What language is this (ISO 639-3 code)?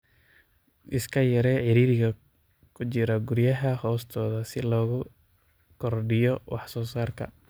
som